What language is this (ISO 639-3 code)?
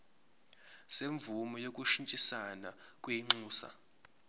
zul